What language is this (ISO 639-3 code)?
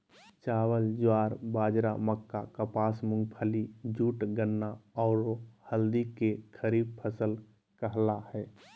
mag